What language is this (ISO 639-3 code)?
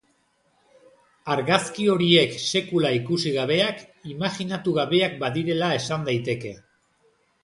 eus